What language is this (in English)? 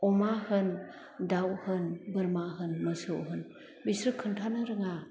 Bodo